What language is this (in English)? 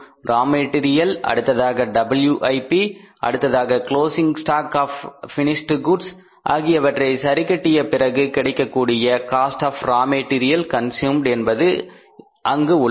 Tamil